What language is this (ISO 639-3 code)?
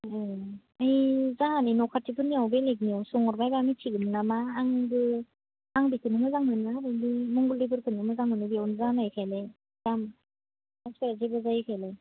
brx